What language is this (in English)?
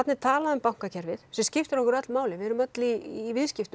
Icelandic